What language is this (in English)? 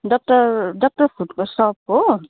Nepali